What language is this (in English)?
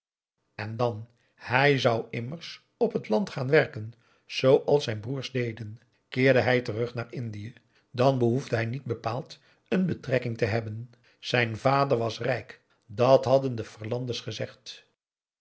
Dutch